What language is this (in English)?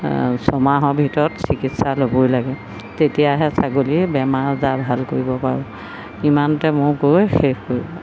Assamese